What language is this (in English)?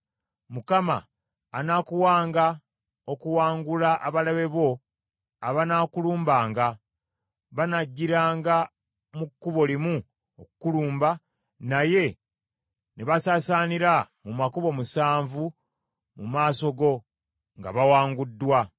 Ganda